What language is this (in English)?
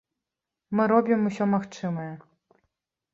Belarusian